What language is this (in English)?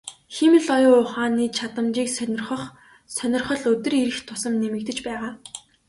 Mongolian